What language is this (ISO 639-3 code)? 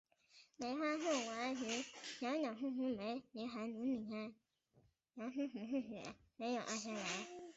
zho